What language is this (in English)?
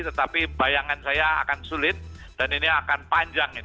Indonesian